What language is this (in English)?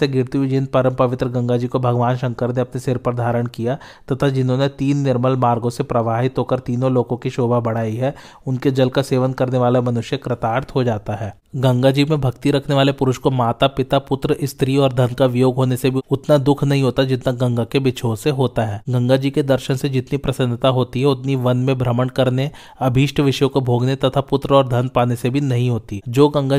Hindi